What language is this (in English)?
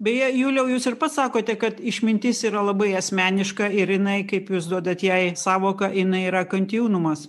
Lithuanian